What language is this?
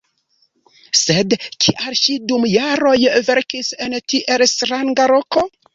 Esperanto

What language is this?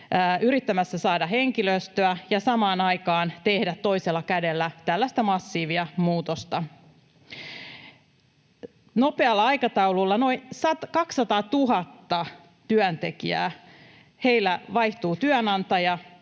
Finnish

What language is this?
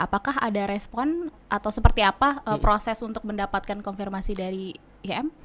Indonesian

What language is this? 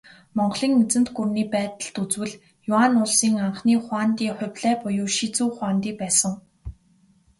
Mongolian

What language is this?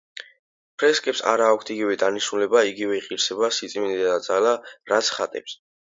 Georgian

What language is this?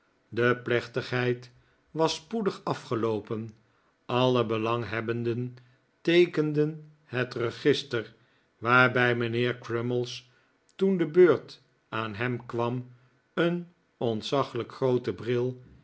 Dutch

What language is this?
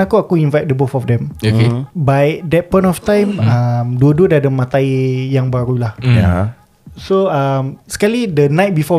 Malay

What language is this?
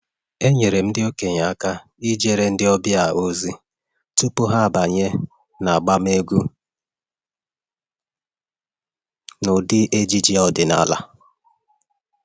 Igbo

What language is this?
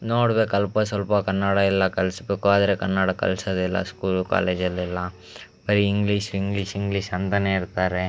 Kannada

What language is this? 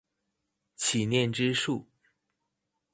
Chinese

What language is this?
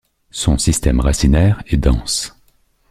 French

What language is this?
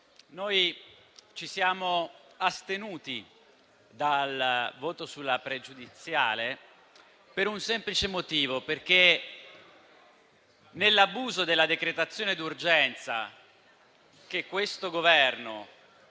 Italian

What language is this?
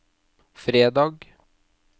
Norwegian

